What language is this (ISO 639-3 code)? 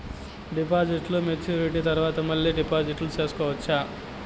tel